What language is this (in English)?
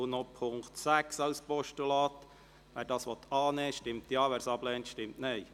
Swiss German